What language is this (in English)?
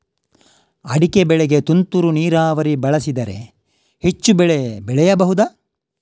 Kannada